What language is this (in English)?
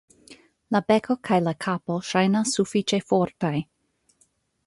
Esperanto